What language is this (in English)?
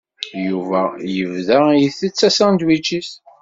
Kabyle